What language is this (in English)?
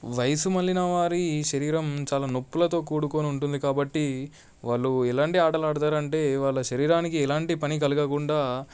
Telugu